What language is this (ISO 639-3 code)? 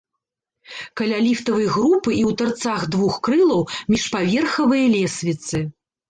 bel